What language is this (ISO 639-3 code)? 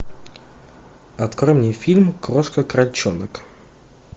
rus